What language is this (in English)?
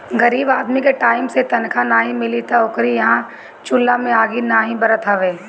Bhojpuri